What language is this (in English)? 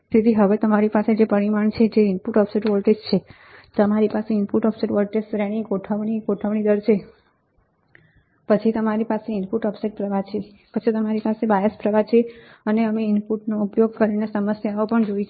Gujarati